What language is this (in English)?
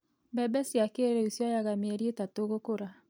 Kikuyu